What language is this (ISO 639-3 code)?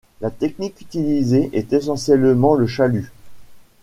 fra